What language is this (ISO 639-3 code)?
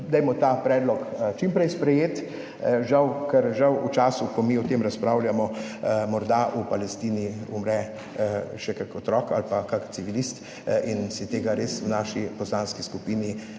slv